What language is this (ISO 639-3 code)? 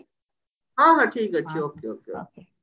ori